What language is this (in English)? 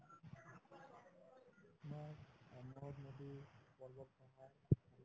Assamese